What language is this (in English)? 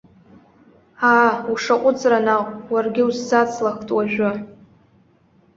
Abkhazian